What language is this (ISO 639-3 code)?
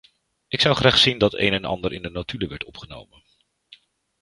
nld